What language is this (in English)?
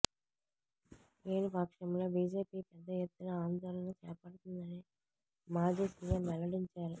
Telugu